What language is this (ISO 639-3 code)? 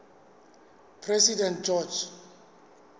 sot